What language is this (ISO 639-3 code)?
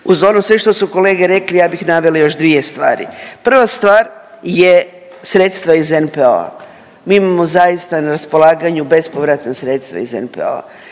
hrv